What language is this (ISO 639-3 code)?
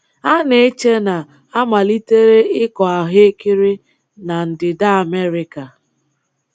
ibo